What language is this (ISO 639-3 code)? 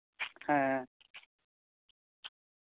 sat